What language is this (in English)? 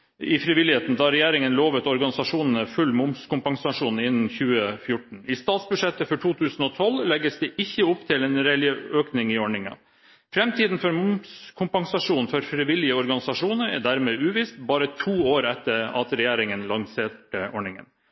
Norwegian Bokmål